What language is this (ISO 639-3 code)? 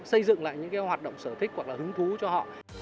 vie